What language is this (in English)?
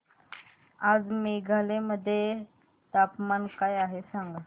Marathi